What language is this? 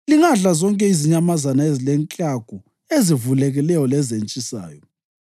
North Ndebele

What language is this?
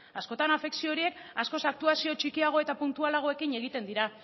Basque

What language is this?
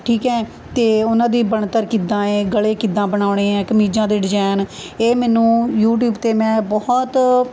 Punjabi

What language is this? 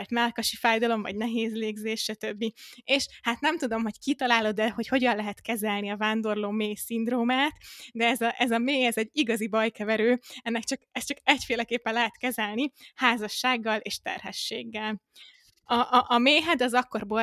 Hungarian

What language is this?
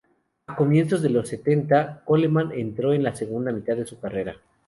Spanish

